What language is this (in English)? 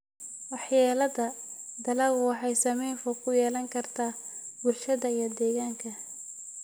Somali